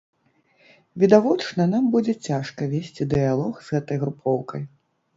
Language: Belarusian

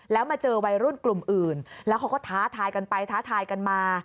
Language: Thai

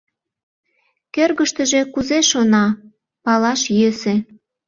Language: Mari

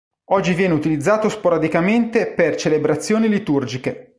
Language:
Italian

